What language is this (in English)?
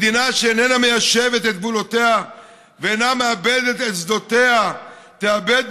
Hebrew